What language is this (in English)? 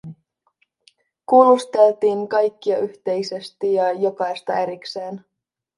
Finnish